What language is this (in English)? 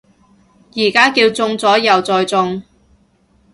Cantonese